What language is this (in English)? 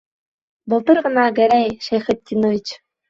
Bashkir